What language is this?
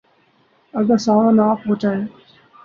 Urdu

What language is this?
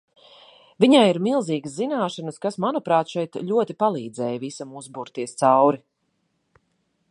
Latvian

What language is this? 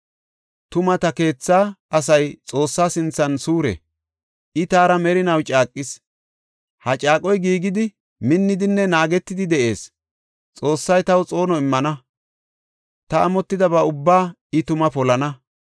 Gofa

